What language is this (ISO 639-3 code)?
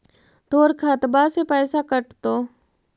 mag